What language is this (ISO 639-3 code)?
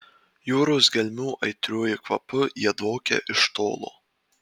lit